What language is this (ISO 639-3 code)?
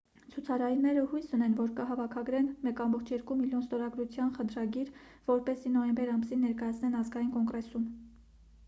hye